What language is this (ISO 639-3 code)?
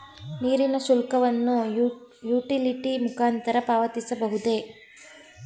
kan